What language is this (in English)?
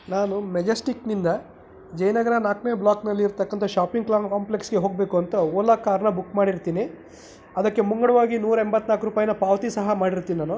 Kannada